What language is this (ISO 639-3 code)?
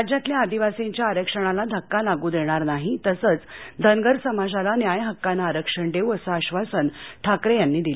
mar